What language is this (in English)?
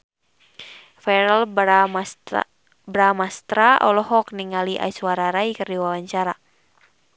Sundanese